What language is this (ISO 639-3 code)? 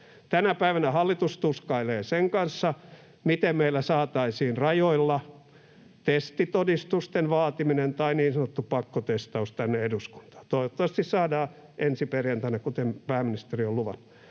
fin